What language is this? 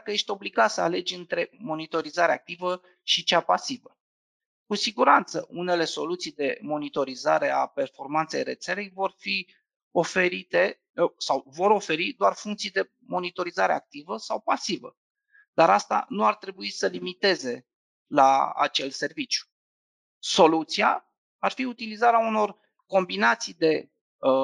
Romanian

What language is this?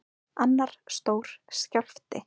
Icelandic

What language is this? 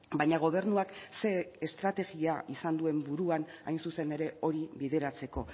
Basque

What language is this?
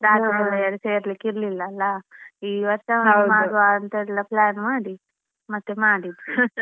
Kannada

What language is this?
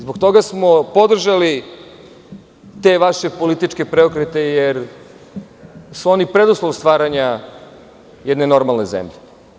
Serbian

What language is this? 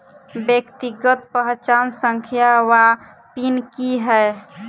Maithili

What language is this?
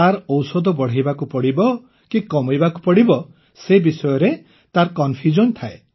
Odia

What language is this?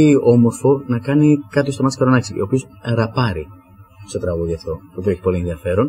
Greek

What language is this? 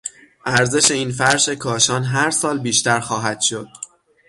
Persian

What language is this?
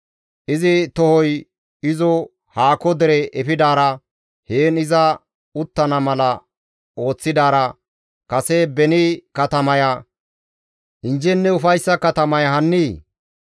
Gamo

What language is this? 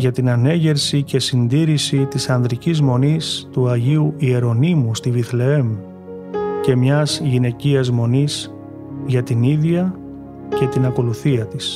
Greek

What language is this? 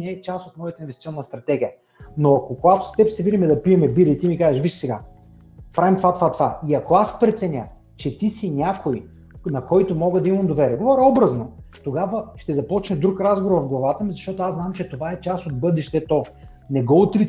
Bulgarian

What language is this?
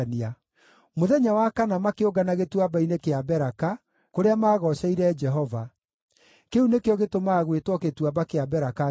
Kikuyu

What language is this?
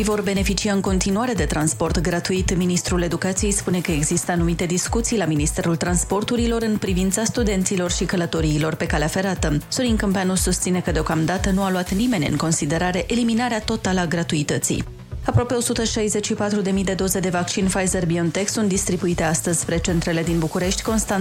Romanian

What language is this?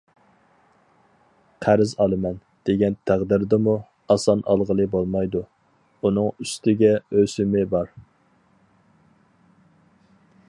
Uyghur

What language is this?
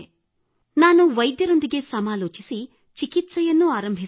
Kannada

